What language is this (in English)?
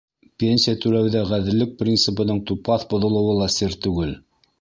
Bashkir